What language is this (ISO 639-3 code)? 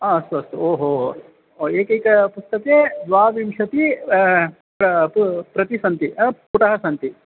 san